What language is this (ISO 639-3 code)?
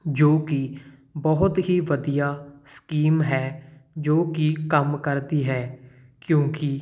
pan